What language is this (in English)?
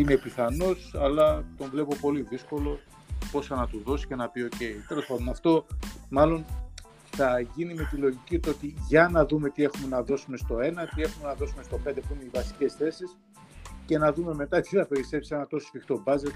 Greek